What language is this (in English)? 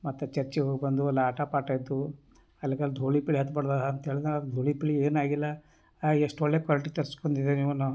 Kannada